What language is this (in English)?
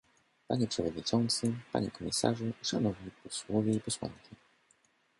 Polish